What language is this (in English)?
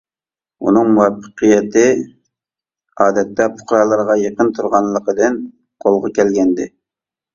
Uyghur